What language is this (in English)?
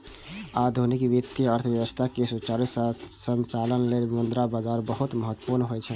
Maithili